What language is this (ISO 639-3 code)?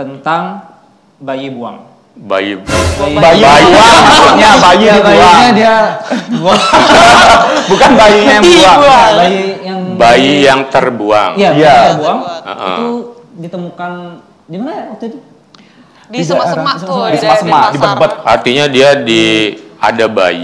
ind